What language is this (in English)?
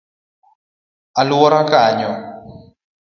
Luo (Kenya and Tanzania)